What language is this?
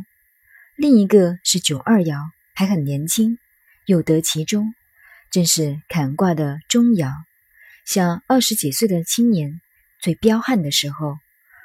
Chinese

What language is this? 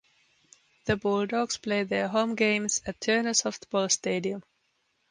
English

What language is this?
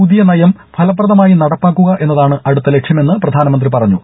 Malayalam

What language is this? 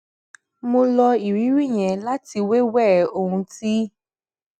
Yoruba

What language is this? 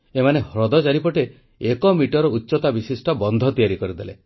Odia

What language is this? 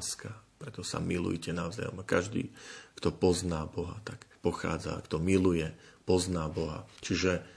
Slovak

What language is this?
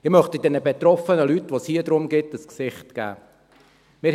Swiss German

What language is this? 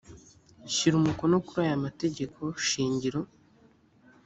Kinyarwanda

